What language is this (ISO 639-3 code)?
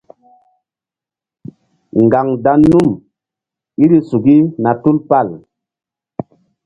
mdd